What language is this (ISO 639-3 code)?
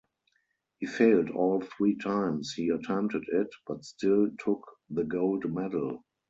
eng